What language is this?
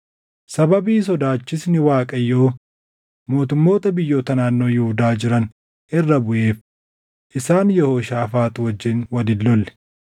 Oromo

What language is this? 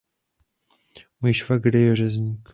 Czech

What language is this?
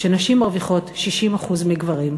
Hebrew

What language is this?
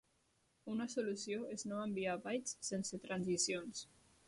Catalan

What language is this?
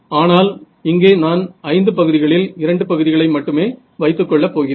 Tamil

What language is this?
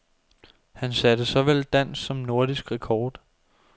Danish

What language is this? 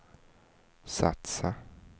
Swedish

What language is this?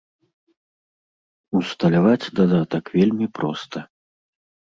Belarusian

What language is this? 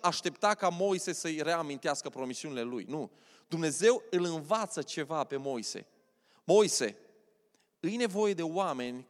Romanian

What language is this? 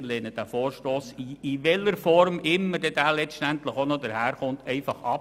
Swiss German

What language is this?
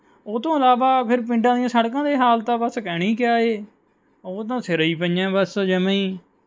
Punjabi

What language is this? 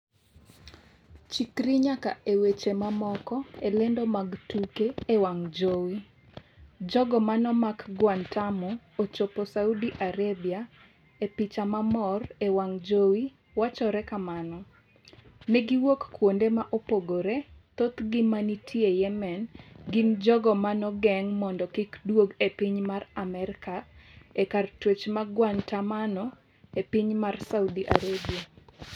Luo (Kenya and Tanzania)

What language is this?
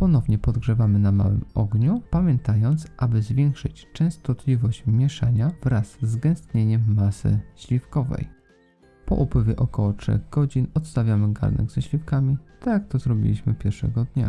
Polish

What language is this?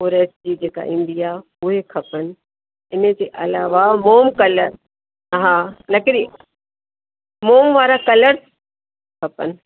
Sindhi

